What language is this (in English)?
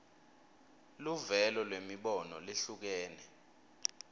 Swati